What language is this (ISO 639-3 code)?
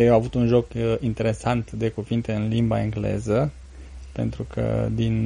ron